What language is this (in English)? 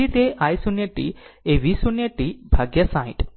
Gujarati